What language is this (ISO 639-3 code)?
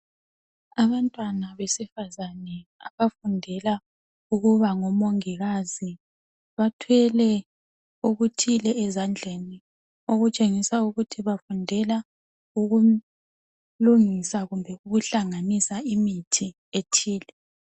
nde